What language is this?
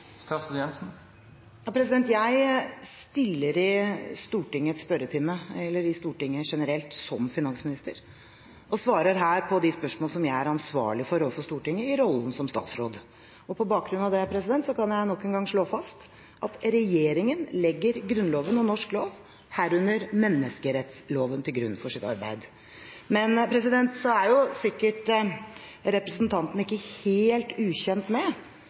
Norwegian Bokmål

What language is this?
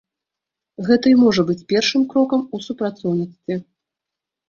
Belarusian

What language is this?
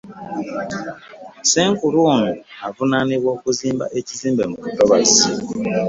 Ganda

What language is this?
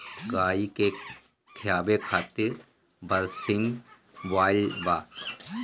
Bhojpuri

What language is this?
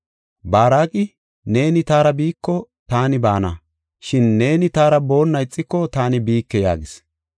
Gofa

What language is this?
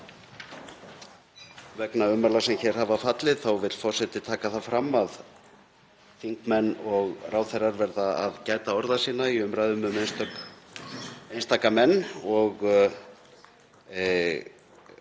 Icelandic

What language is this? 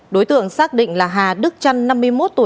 Vietnamese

